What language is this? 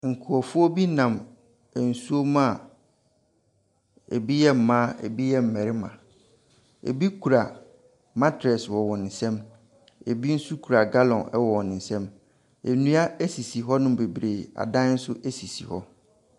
Akan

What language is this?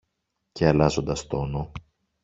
Greek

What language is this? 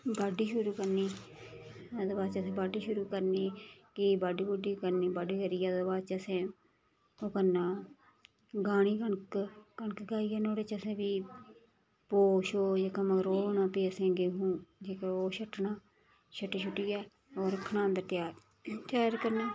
Dogri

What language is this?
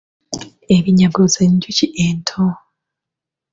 Ganda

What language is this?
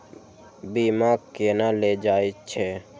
Maithili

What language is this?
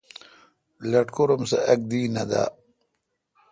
Kalkoti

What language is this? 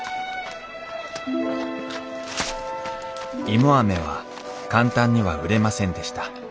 Japanese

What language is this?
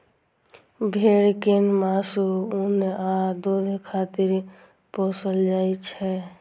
Maithili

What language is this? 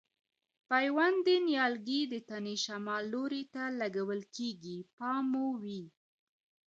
Pashto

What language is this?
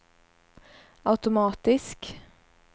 Swedish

